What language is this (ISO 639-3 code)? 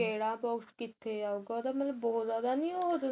pan